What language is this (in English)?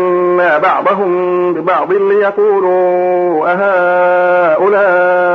Arabic